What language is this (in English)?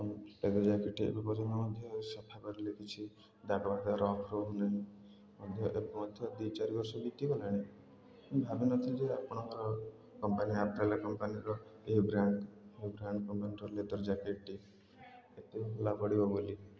Odia